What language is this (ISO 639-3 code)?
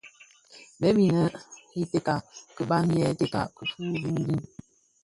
ksf